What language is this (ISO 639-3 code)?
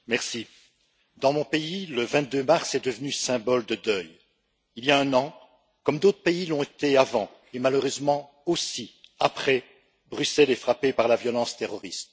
fra